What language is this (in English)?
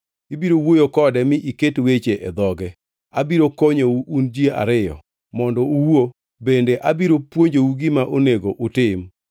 Luo (Kenya and Tanzania)